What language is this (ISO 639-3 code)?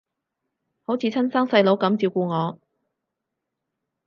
yue